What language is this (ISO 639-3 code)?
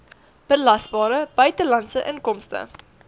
afr